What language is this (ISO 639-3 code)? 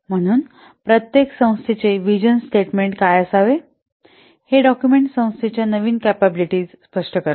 mar